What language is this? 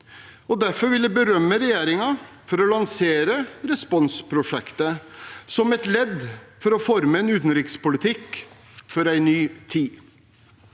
Norwegian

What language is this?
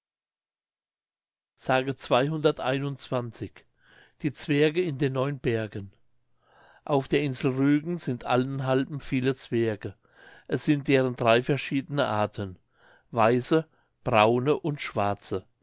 German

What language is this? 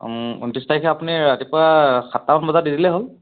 Assamese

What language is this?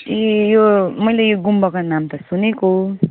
Nepali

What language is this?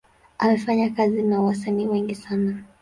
Swahili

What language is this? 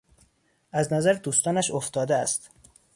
Persian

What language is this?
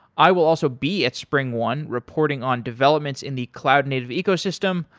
English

